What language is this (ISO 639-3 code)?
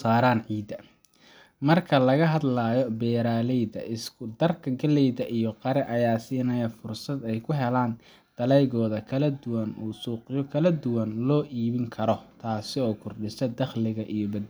som